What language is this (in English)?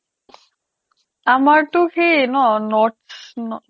Assamese